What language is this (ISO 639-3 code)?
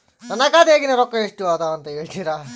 kan